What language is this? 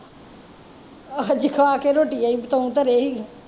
Punjabi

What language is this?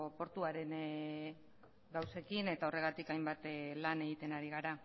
Basque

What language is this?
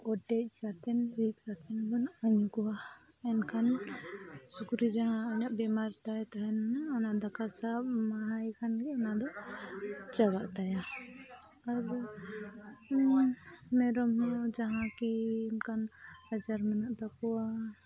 Santali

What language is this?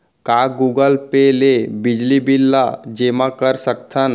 Chhattisgarhi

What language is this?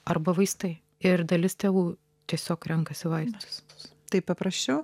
Lithuanian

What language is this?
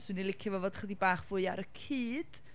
Welsh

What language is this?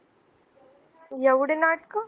Marathi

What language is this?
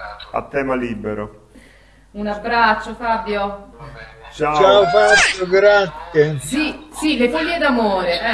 Italian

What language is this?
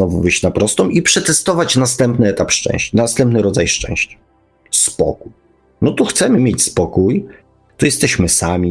Polish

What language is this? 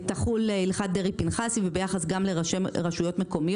Hebrew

